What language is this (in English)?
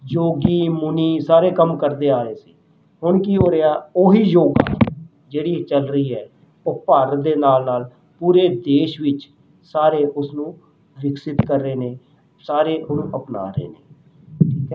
Punjabi